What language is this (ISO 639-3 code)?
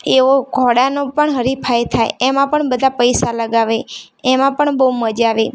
guj